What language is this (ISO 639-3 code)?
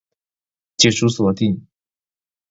zho